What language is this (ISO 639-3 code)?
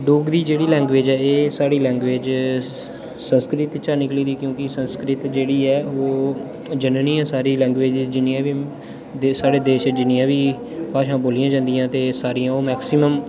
doi